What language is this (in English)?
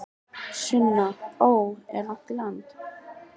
Icelandic